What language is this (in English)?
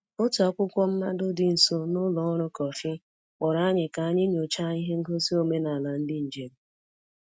Igbo